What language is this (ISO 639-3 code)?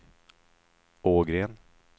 swe